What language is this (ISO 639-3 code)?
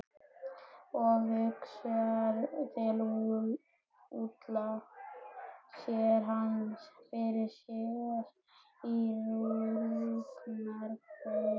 isl